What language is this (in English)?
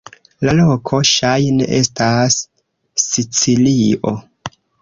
Esperanto